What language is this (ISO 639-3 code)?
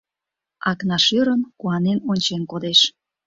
chm